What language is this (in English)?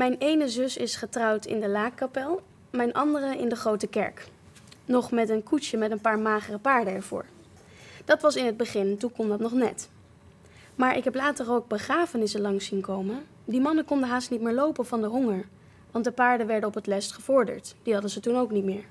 Dutch